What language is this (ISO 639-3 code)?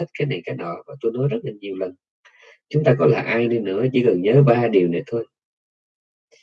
vie